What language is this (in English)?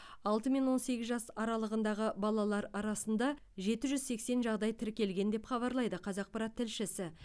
Kazakh